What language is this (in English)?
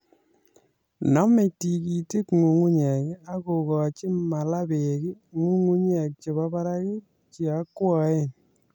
Kalenjin